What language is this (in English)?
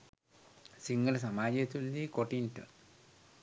Sinhala